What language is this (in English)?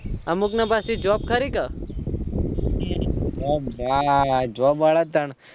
Gujarati